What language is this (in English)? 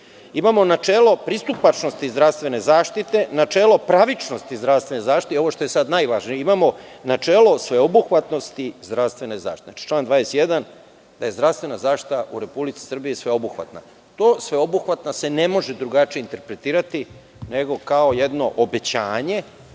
Serbian